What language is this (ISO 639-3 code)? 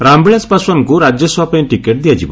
ori